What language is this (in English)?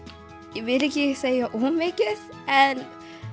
Icelandic